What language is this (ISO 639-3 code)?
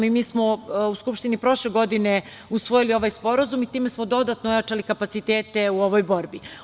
srp